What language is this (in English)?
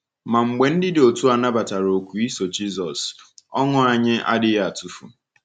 Igbo